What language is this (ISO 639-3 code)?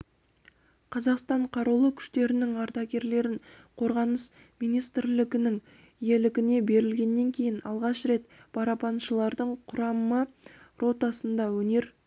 kaz